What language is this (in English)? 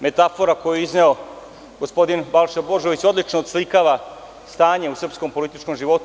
Serbian